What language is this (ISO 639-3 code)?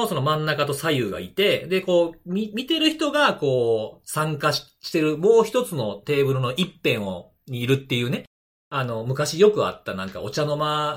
jpn